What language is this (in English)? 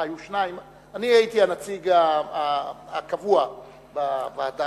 Hebrew